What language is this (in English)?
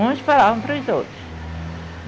Portuguese